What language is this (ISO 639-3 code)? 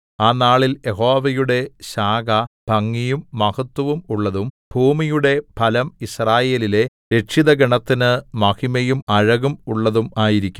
mal